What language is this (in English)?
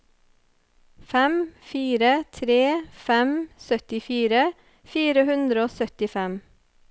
Norwegian